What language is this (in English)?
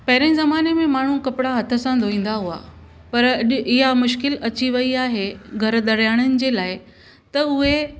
Sindhi